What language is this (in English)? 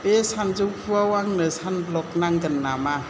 Bodo